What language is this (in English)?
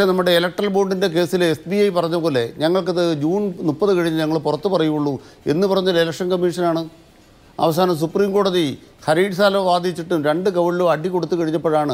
Malayalam